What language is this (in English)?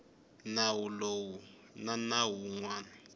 Tsonga